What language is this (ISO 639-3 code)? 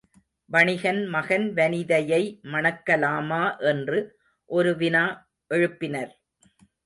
tam